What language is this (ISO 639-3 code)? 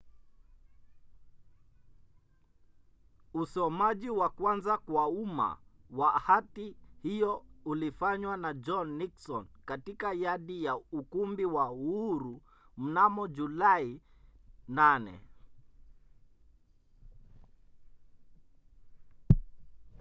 swa